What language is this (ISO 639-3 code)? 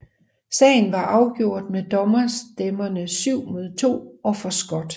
dan